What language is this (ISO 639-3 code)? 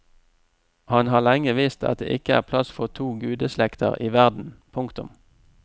nor